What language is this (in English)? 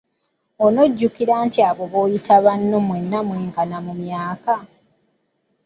Ganda